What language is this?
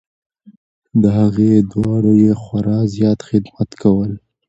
Pashto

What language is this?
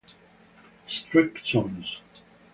Italian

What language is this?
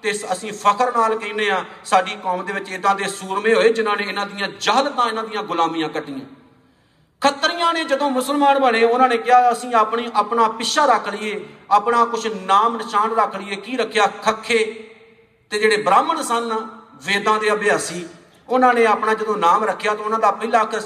Punjabi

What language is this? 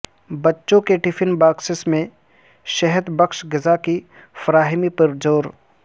Urdu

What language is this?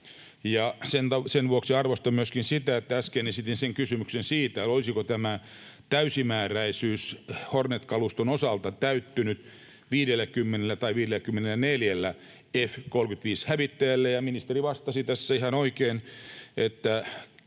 Finnish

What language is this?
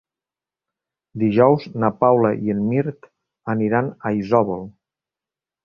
Catalan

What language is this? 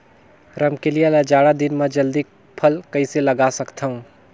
Chhattisgarhi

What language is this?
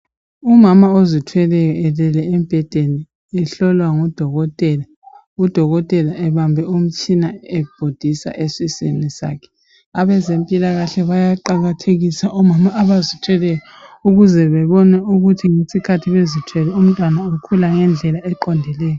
North Ndebele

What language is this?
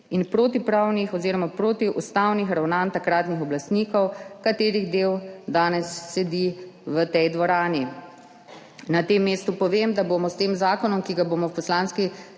Slovenian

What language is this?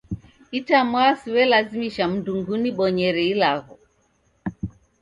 Taita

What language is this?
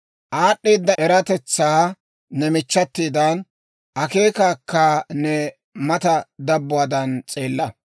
Dawro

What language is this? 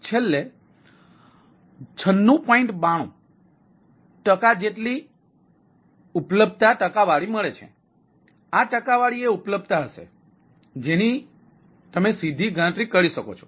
Gujarati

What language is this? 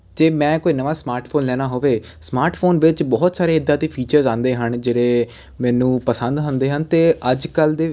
Punjabi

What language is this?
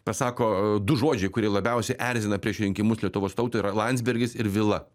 Lithuanian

